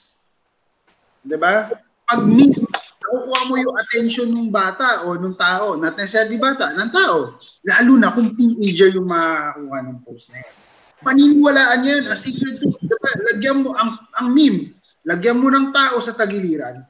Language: Filipino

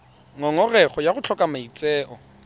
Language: Tswana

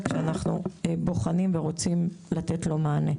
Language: Hebrew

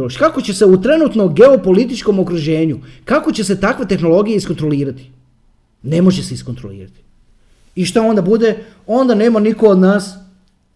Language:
Croatian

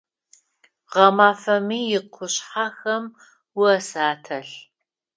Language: Adyghe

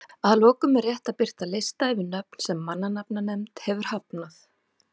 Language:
Icelandic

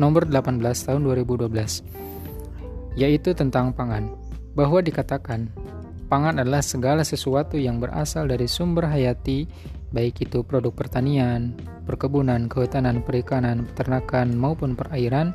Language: Indonesian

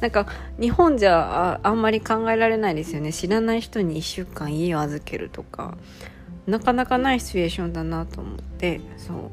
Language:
Japanese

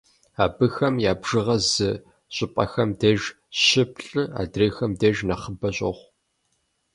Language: Kabardian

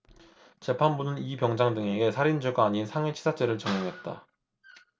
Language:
Korean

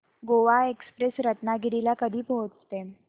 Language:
Marathi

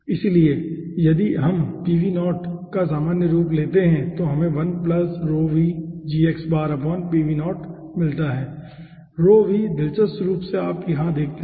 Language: Hindi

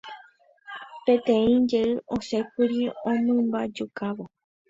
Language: Guarani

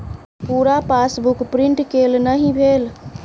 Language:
Maithili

